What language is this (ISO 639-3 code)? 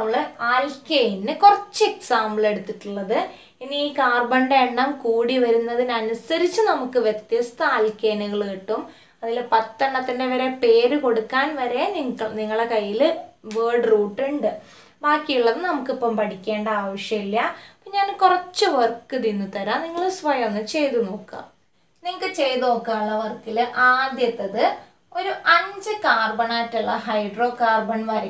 tur